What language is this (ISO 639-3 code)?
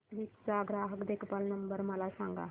mar